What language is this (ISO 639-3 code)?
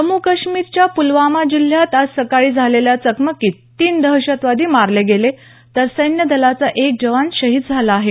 mar